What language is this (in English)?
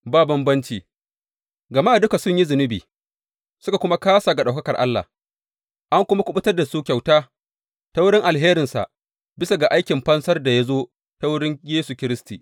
Hausa